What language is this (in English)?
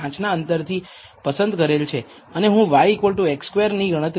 Gujarati